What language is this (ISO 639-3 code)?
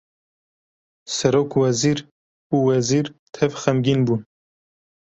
kur